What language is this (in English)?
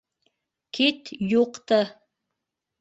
Bashkir